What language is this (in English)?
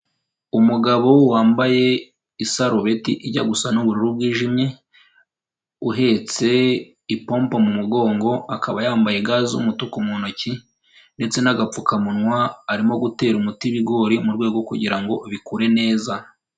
Kinyarwanda